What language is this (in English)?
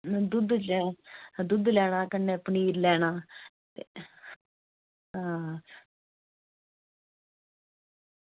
Dogri